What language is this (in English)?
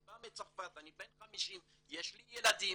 Hebrew